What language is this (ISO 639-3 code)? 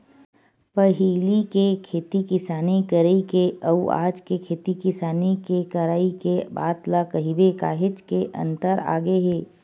hne